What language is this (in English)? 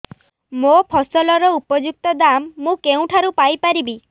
Odia